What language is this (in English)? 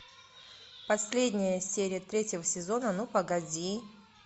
Russian